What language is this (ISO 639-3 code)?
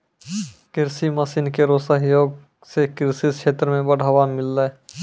mai